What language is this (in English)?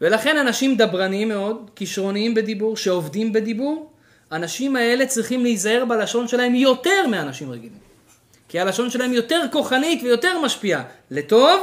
Hebrew